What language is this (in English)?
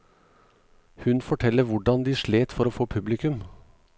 Norwegian